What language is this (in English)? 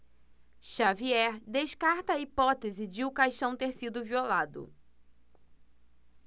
Portuguese